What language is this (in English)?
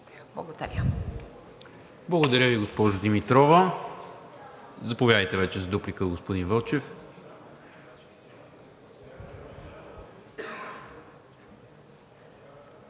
Bulgarian